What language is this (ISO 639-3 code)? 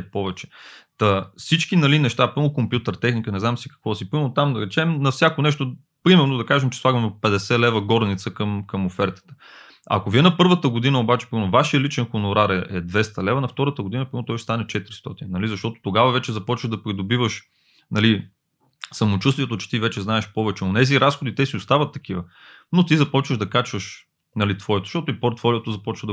bul